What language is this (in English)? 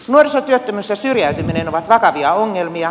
Finnish